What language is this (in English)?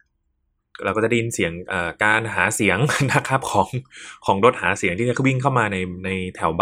Thai